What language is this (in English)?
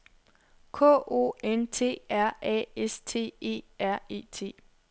Danish